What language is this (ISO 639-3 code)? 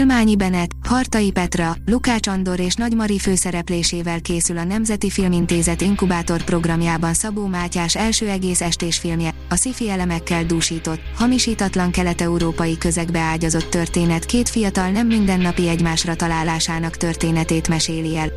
hun